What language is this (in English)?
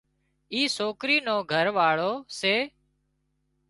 Wadiyara Koli